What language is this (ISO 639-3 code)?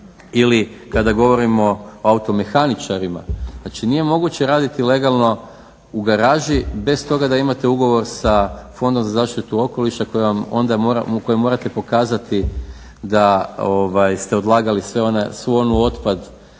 hrv